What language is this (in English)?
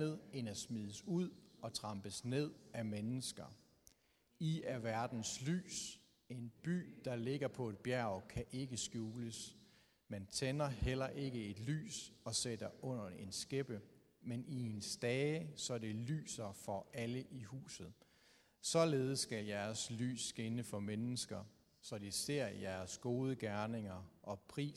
Danish